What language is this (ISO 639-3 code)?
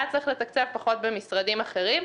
heb